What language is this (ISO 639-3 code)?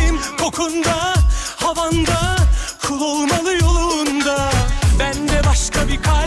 tur